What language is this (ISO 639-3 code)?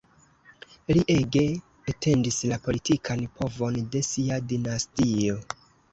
epo